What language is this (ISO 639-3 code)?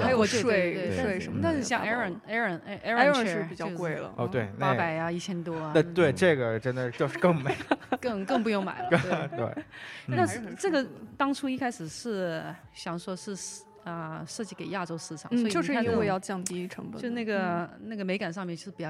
zho